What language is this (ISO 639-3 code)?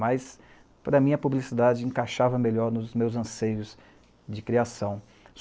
por